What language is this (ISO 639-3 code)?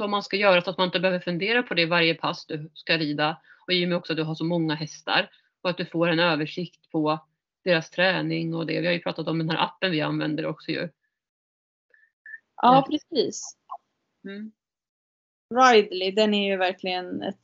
swe